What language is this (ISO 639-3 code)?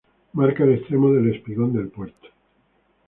spa